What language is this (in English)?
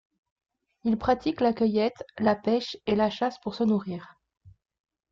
French